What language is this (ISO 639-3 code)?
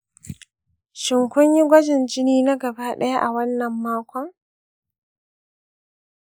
hau